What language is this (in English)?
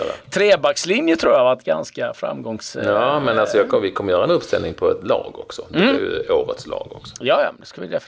Swedish